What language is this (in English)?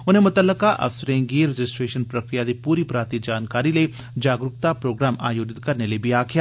Dogri